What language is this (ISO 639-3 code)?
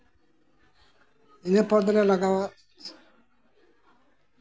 sat